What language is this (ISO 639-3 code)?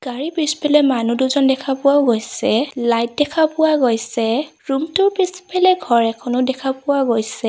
asm